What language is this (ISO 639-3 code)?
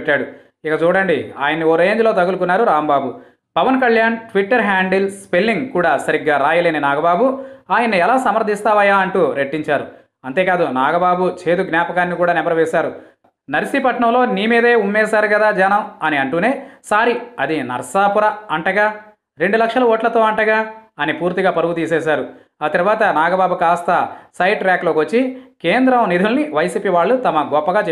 eng